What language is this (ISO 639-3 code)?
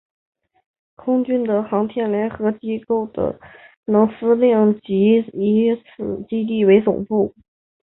zho